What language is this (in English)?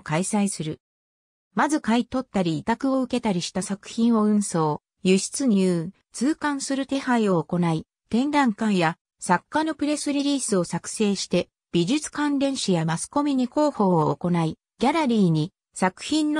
Japanese